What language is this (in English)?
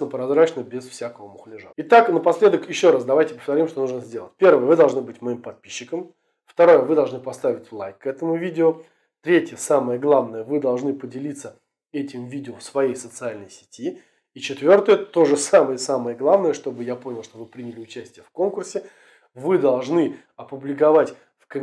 Russian